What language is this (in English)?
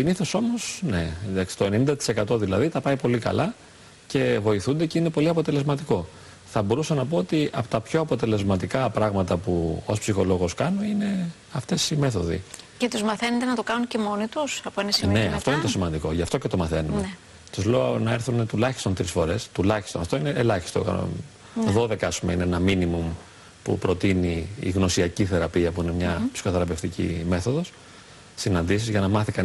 Greek